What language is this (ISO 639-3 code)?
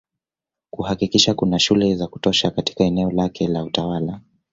swa